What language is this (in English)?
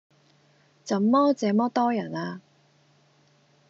Cantonese